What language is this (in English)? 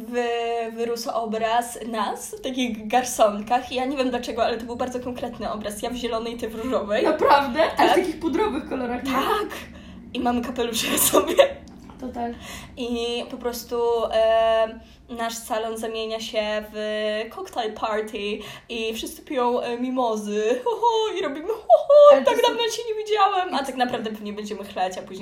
Polish